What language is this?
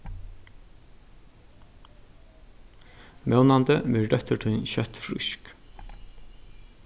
Faroese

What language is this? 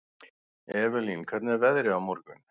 Icelandic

